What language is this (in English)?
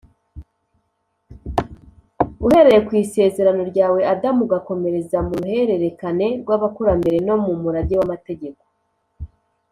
Kinyarwanda